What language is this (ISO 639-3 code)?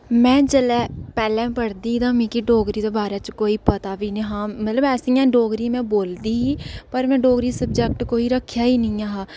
doi